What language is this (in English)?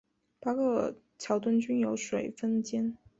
Chinese